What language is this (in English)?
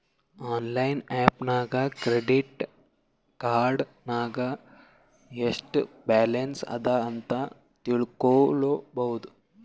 Kannada